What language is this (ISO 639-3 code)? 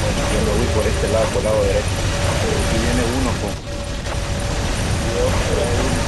spa